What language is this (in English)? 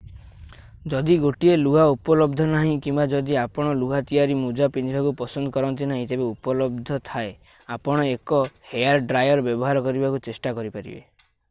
Odia